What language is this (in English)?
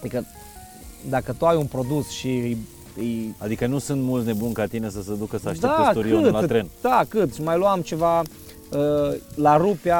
Romanian